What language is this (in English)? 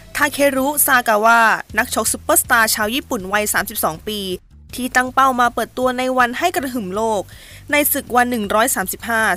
Thai